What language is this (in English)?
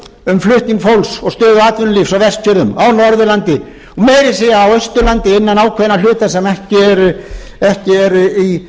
Icelandic